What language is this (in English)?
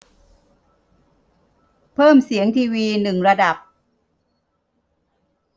Thai